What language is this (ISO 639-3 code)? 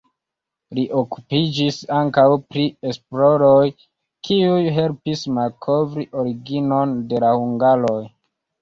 epo